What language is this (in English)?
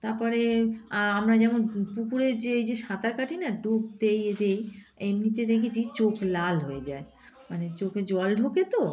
Bangla